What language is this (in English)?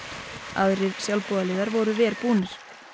Icelandic